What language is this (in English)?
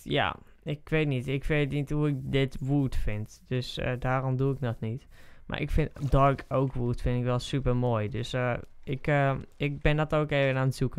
Dutch